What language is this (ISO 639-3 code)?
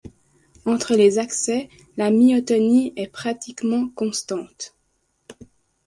fra